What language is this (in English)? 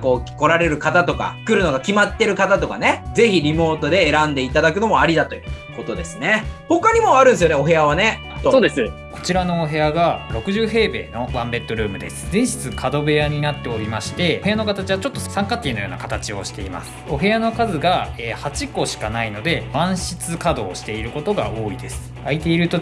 Japanese